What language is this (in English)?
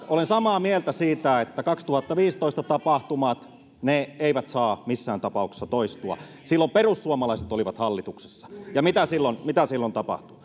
Finnish